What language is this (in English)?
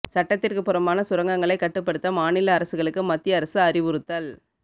Tamil